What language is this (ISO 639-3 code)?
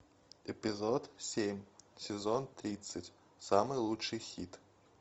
rus